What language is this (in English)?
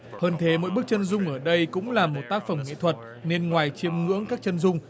Vietnamese